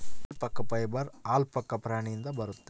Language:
Kannada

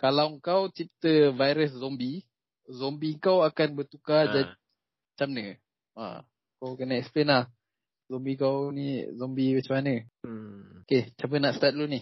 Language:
Malay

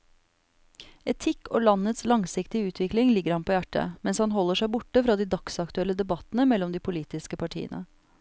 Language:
Norwegian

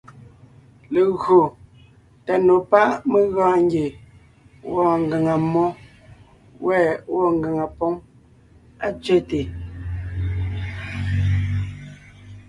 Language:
Ngiemboon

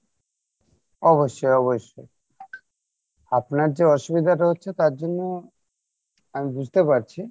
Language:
Bangla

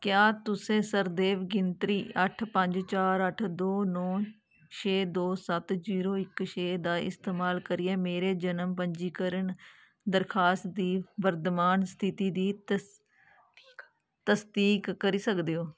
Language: Dogri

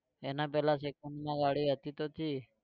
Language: Gujarati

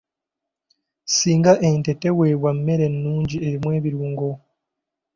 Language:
Ganda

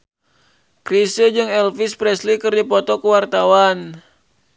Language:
Sundanese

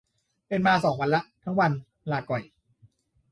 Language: Thai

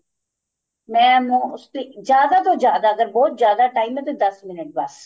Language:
Punjabi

